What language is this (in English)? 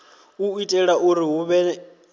Venda